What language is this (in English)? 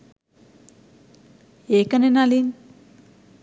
Sinhala